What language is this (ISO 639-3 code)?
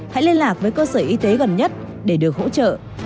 vie